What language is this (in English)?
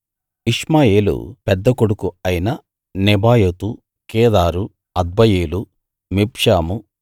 Telugu